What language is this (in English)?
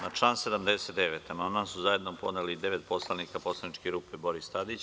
Serbian